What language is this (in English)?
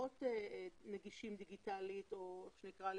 Hebrew